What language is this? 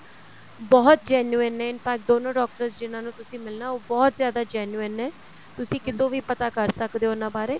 Punjabi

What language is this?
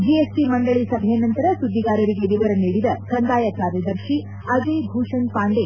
Kannada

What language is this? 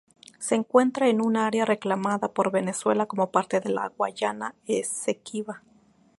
Spanish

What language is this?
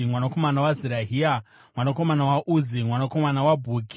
Shona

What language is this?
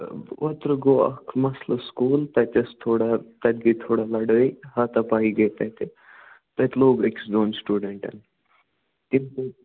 Kashmiri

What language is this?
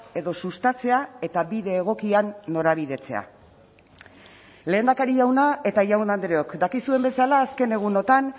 Basque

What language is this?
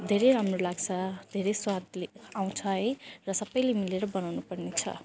Nepali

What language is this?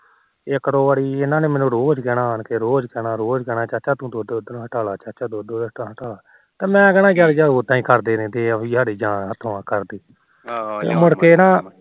Punjabi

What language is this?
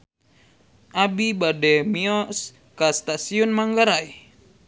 Sundanese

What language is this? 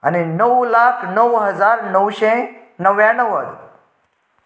Konkani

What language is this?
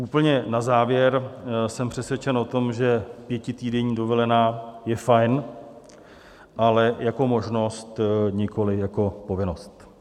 Czech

